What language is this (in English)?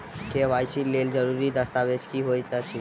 Maithili